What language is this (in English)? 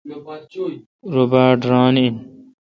Kalkoti